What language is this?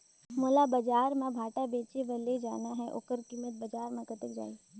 Chhattisgarhi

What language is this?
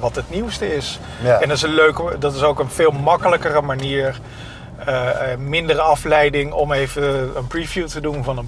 Dutch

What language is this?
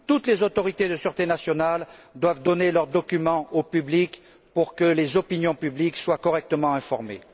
French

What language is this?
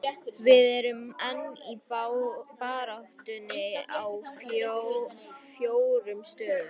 Icelandic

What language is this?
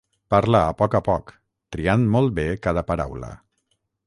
Catalan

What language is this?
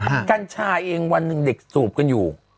Thai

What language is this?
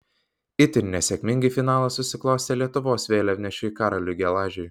Lithuanian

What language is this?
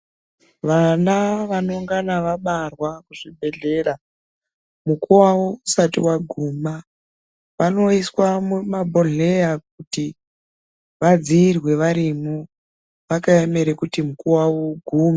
Ndau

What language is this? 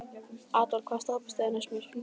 Icelandic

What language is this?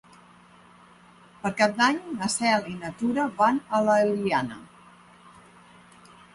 Catalan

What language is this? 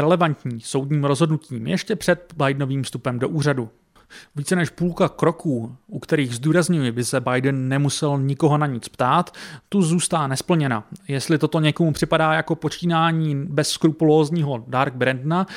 Czech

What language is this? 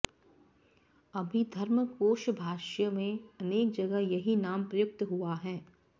Sanskrit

